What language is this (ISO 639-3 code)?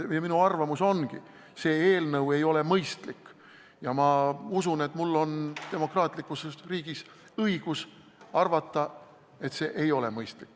est